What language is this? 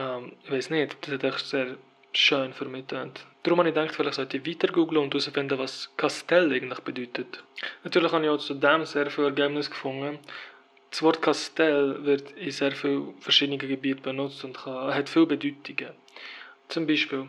German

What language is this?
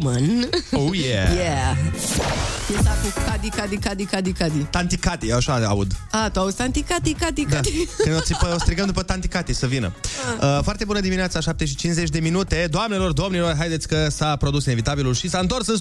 Romanian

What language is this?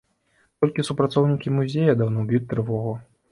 Belarusian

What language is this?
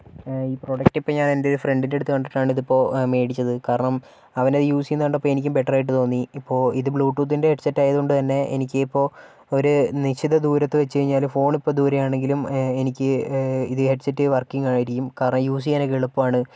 Malayalam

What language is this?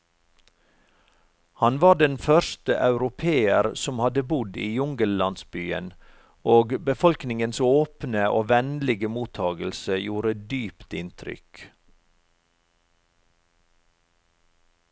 Norwegian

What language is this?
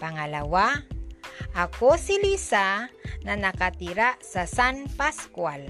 Filipino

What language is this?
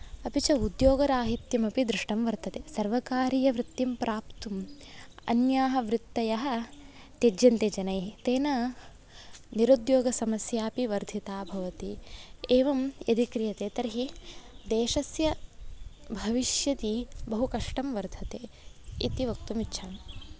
Sanskrit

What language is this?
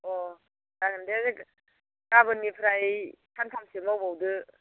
Bodo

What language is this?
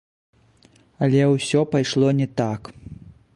Belarusian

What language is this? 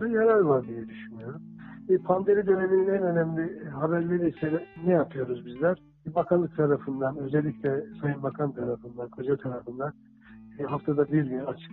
Turkish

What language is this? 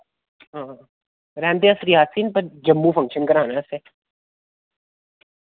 Dogri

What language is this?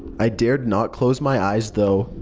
English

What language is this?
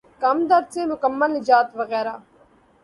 Urdu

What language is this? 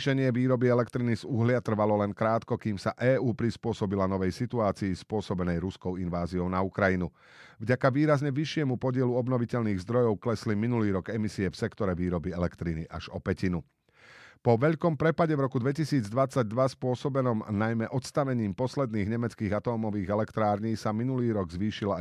Slovak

